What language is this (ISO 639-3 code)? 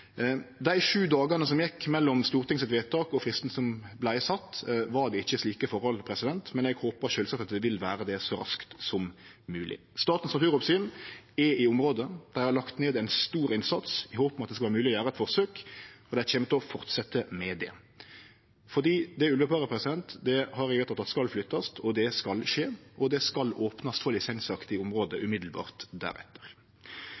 nno